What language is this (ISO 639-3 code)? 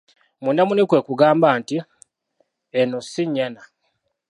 lug